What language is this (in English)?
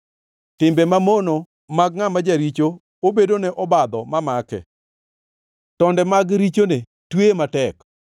Luo (Kenya and Tanzania)